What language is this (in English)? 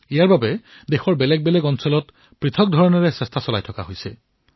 Assamese